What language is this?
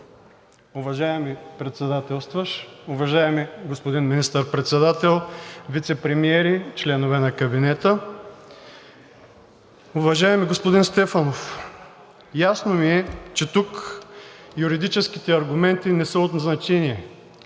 Bulgarian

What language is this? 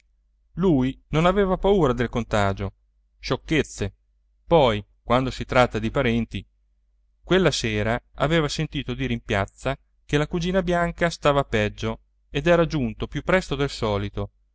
Italian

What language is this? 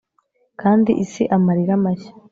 Kinyarwanda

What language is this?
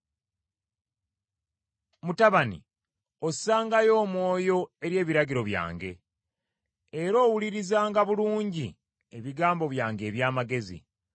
Ganda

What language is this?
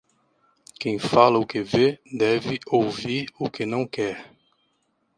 Portuguese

